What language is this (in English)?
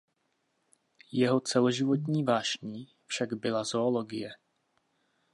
Czech